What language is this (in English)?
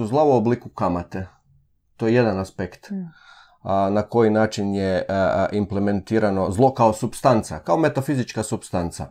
Croatian